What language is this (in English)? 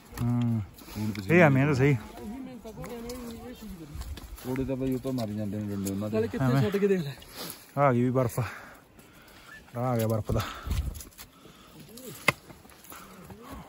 Punjabi